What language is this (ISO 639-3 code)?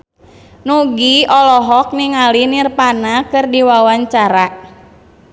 sun